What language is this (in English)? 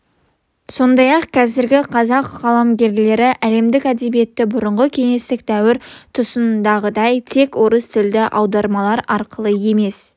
Kazakh